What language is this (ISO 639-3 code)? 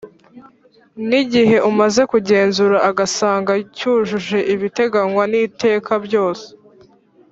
kin